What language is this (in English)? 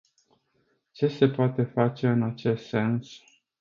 Romanian